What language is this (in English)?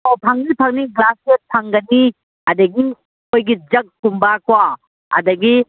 Manipuri